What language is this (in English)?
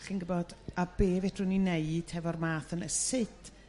Welsh